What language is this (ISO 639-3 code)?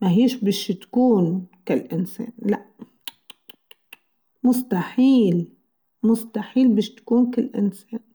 aeb